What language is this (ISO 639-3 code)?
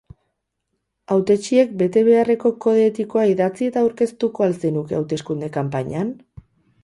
eus